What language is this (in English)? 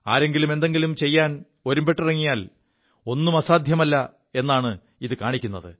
Malayalam